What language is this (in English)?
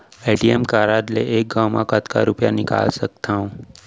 Chhattisgarhi